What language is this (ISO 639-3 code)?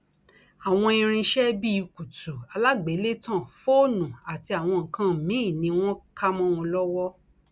yor